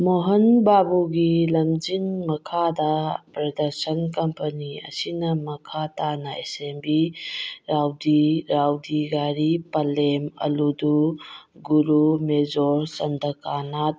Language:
Manipuri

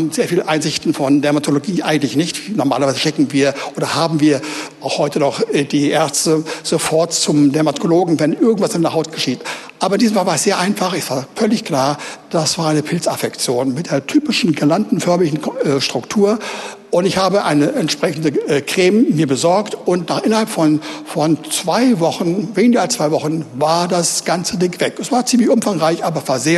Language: German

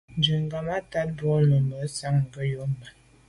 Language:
Medumba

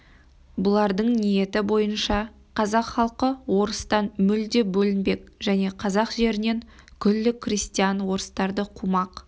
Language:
Kazakh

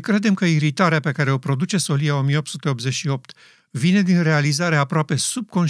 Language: Romanian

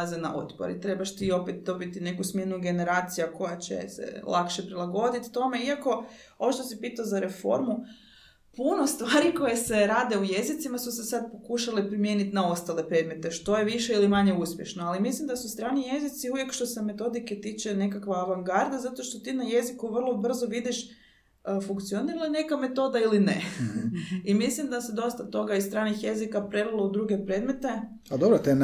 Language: Croatian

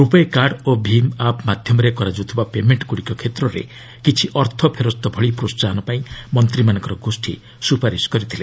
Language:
Odia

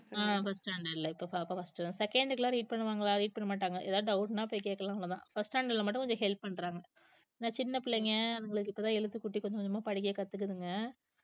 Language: Tamil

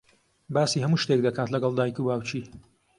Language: Central Kurdish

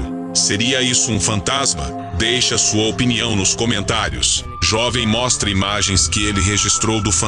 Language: Portuguese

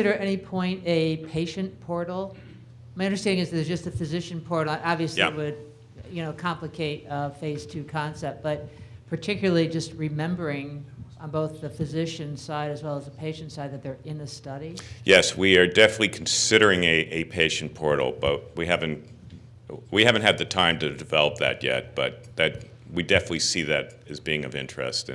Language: English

